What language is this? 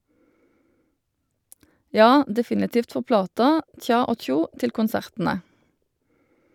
Norwegian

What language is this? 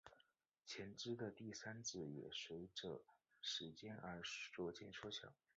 Chinese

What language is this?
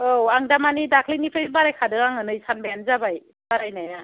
Bodo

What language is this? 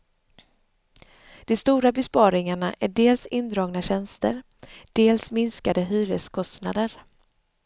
Swedish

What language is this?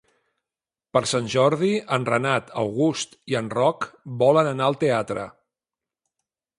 Catalan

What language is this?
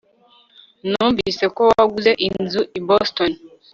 Kinyarwanda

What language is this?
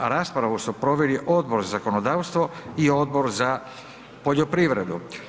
Croatian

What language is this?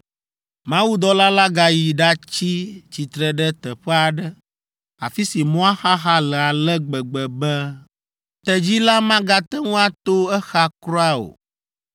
Ewe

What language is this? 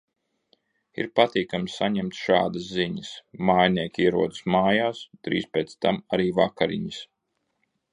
Latvian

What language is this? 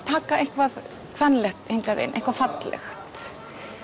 Icelandic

